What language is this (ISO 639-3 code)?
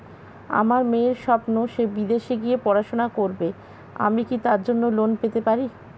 ben